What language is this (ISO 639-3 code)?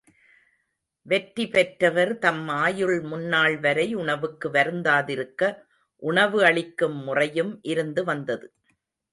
tam